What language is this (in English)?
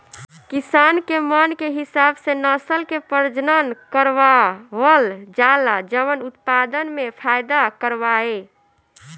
Bhojpuri